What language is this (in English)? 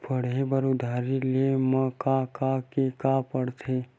Chhattisgarhi